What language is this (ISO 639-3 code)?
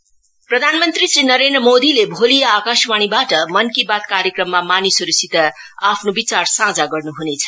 nep